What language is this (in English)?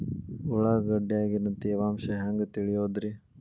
Kannada